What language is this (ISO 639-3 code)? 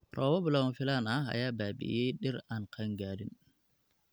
som